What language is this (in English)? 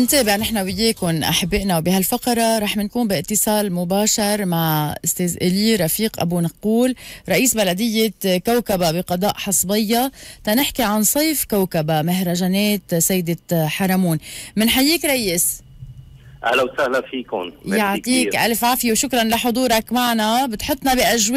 Arabic